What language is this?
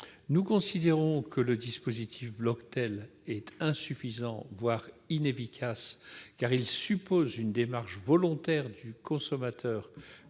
French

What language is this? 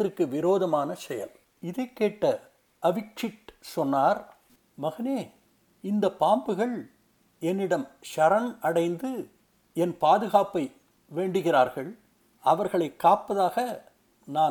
Tamil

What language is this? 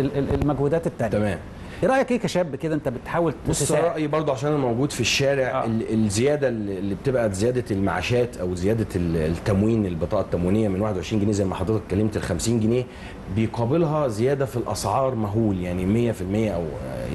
Arabic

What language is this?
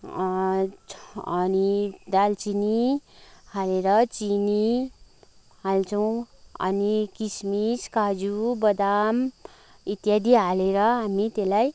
Nepali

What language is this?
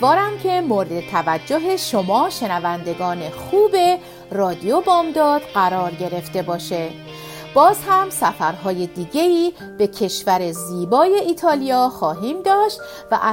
Persian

